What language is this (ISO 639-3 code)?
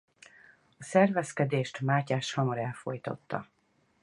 hun